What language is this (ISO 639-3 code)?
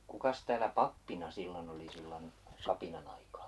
fin